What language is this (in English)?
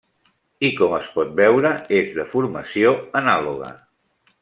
Catalan